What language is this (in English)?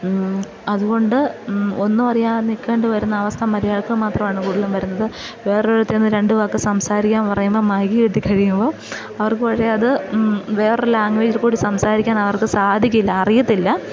Malayalam